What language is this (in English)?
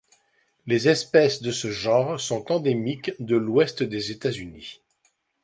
French